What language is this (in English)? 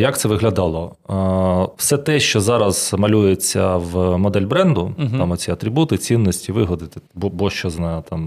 Ukrainian